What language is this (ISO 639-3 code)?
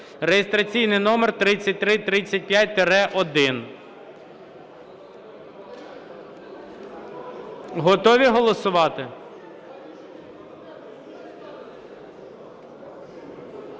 ukr